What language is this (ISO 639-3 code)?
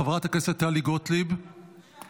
heb